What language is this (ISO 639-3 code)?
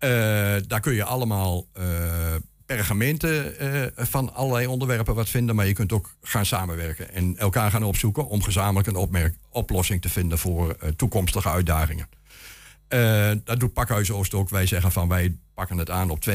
nld